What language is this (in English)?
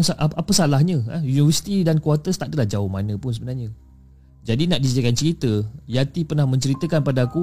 Malay